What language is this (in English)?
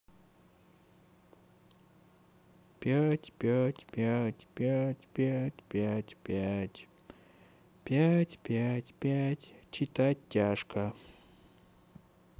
Russian